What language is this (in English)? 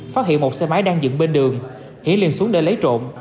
Vietnamese